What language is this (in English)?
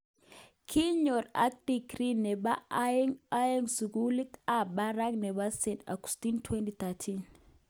Kalenjin